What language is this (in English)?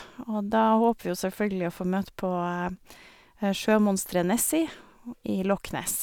Norwegian